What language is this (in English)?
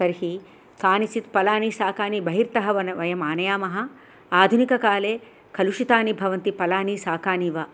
Sanskrit